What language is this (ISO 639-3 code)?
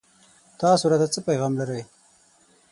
pus